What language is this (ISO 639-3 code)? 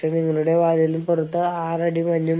mal